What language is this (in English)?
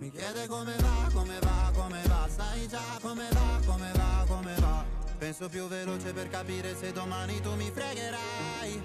Swedish